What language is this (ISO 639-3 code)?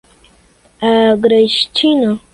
por